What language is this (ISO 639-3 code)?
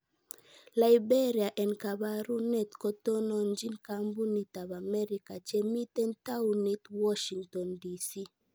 kln